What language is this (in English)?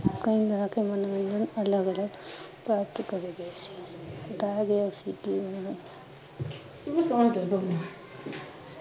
Punjabi